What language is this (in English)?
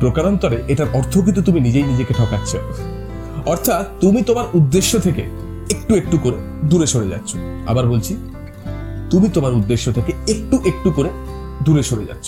Bangla